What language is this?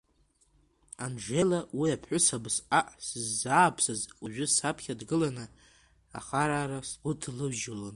Abkhazian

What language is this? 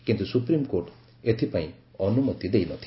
Odia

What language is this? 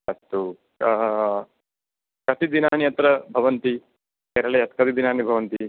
Sanskrit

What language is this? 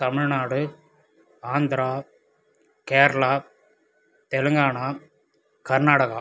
Tamil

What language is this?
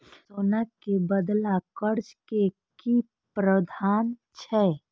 Maithili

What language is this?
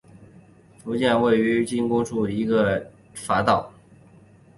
Chinese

